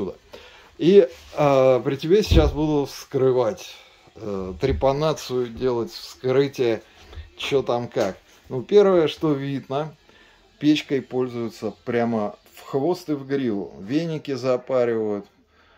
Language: Russian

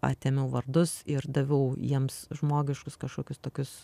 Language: Lithuanian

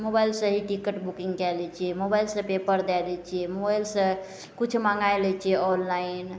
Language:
Maithili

